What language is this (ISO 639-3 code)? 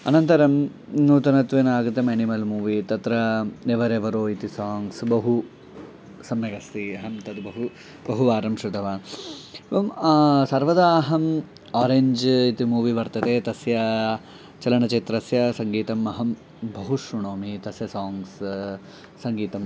san